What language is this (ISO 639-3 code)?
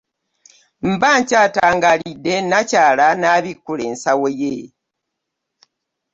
lug